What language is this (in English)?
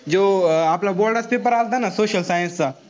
Marathi